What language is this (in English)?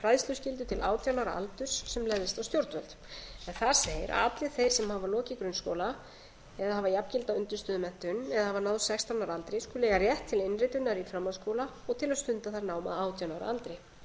Icelandic